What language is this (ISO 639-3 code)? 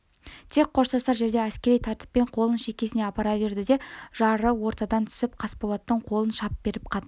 kaz